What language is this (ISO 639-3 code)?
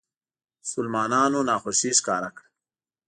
pus